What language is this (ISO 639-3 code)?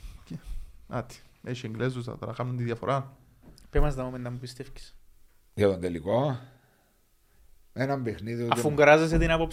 ell